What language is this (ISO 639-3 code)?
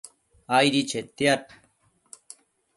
mcf